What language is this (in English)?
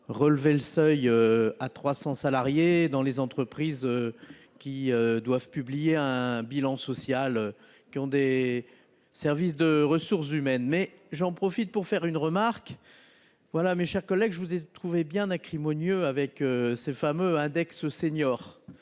French